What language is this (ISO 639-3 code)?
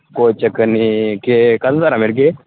doi